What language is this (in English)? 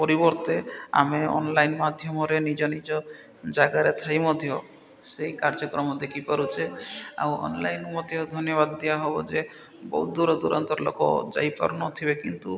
Odia